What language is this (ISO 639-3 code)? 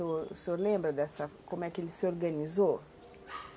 por